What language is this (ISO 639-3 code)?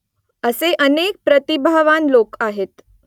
mar